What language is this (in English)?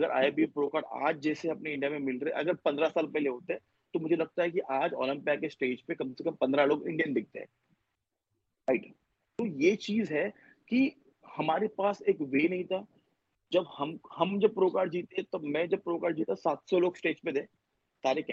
Urdu